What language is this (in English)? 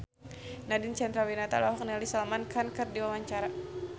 Sundanese